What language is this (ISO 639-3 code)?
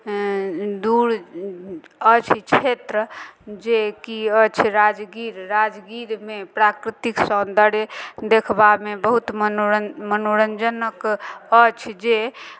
mai